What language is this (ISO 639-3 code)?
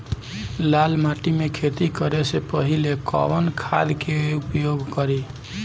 bho